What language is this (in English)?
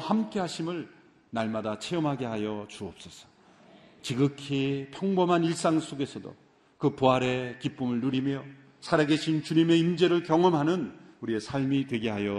Korean